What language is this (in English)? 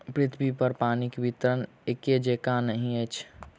Maithili